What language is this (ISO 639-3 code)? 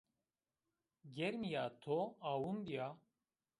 zza